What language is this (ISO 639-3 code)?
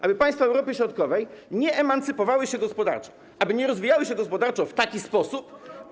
pol